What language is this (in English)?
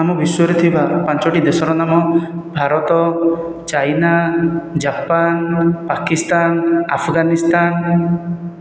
Odia